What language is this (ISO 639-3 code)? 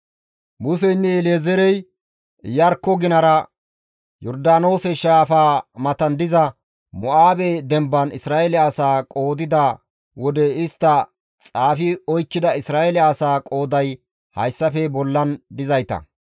gmv